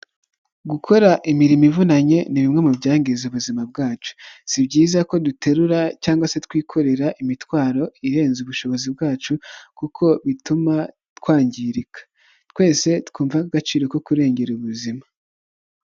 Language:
Kinyarwanda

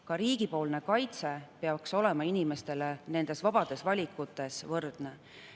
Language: Estonian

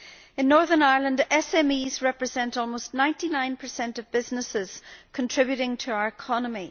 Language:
English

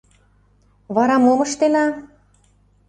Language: Mari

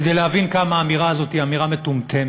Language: Hebrew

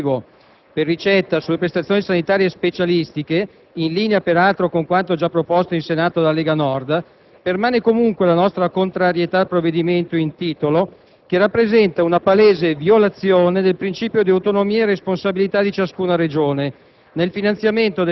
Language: Italian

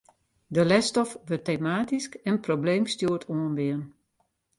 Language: Western Frisian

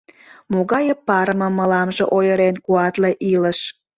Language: Mari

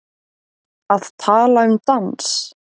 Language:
Icelandic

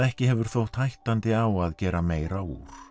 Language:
Icelandic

